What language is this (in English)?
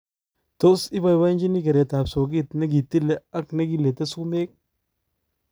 Kalenjin